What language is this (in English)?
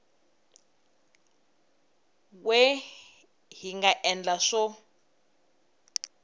Tsonga